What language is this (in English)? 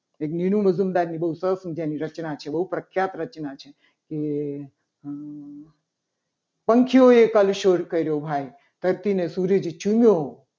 Gujarati